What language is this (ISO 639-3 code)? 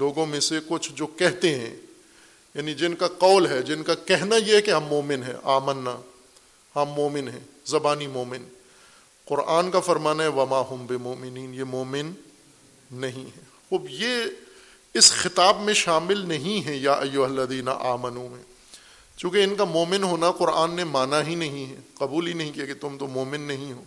urd